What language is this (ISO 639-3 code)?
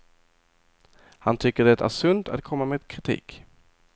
swe